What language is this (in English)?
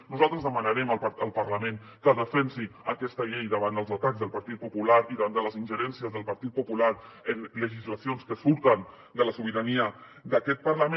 Catalan